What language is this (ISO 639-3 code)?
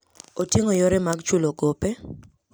luo